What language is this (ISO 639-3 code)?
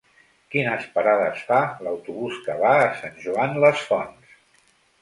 cat